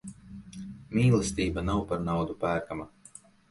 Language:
Latvian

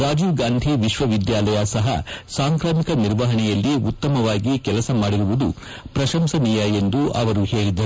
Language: Kannada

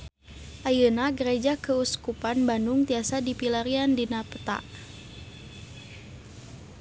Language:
Sundanese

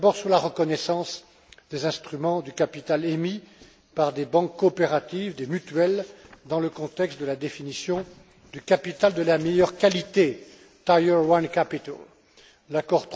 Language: French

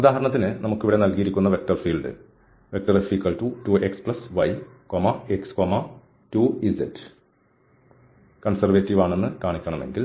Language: Malayalam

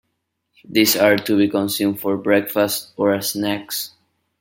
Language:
English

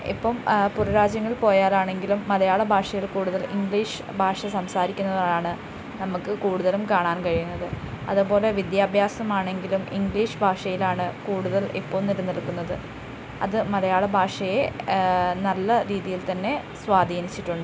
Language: Malayalam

